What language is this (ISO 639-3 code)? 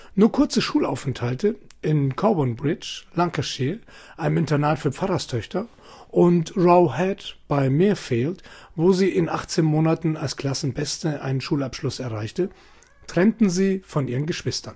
deu